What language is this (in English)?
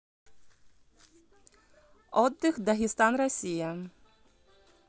Russian